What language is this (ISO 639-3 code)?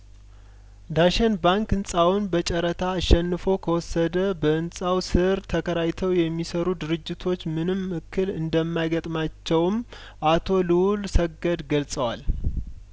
amh